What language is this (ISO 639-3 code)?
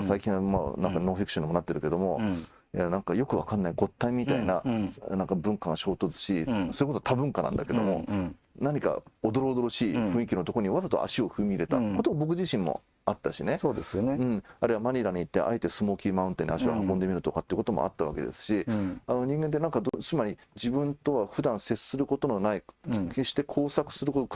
jpn